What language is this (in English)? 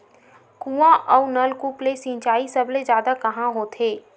Chhattisgarhi